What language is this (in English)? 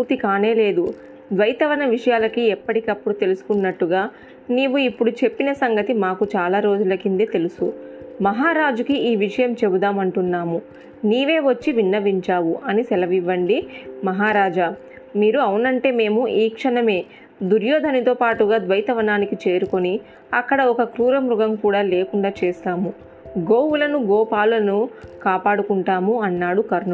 Telugu